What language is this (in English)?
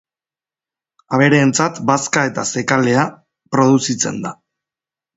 Basque